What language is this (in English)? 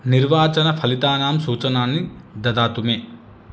Sanskrit